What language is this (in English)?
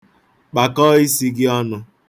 Igbo